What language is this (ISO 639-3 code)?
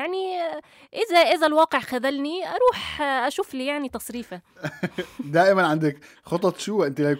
ara